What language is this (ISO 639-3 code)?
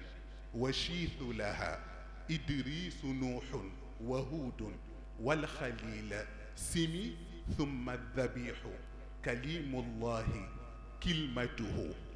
ara